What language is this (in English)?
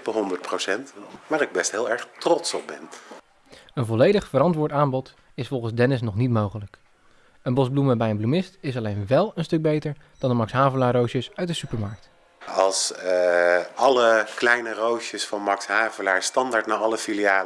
Dutch